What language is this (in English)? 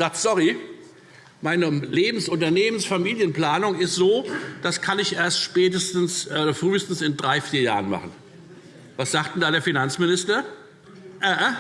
German